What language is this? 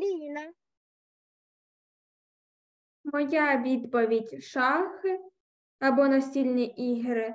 Ukrainian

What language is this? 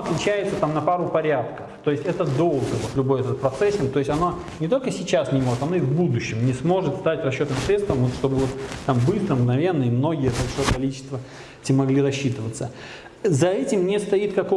Russian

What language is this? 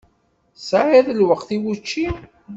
Kabyle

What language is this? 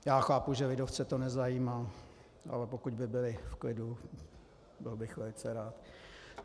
Czech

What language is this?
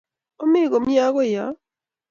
Kalenjin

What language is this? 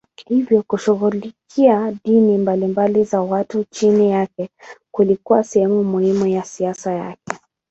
Swahili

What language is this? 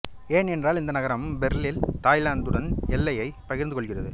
Tamil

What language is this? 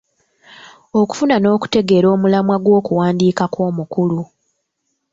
Ganda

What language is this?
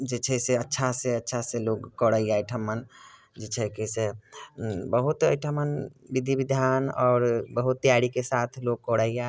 Maithili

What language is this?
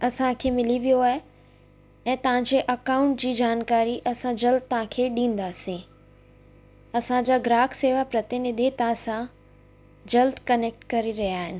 Sindhi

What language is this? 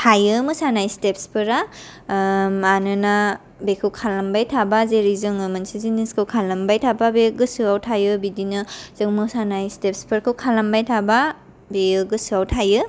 Bodo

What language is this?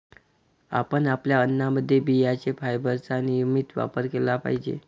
Marathi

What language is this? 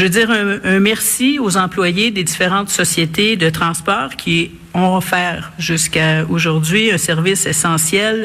French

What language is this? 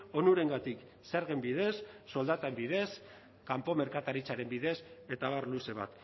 Basque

